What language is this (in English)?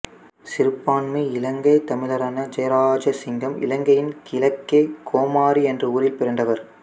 Tamil